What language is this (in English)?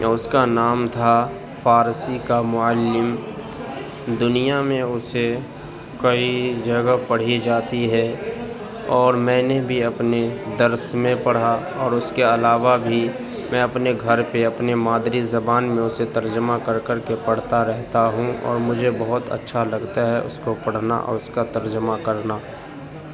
Urdu